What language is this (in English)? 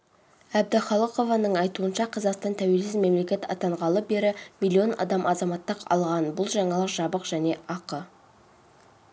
Kazakh